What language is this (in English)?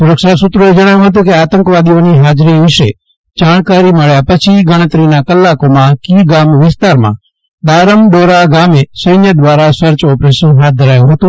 Gujarati